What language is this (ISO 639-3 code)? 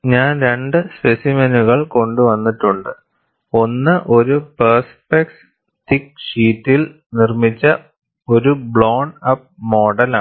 mal